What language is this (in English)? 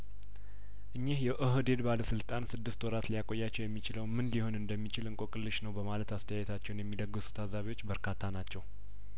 Amharic